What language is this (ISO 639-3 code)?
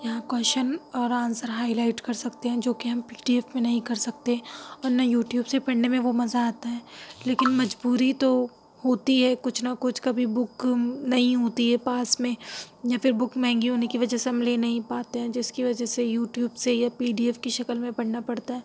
urd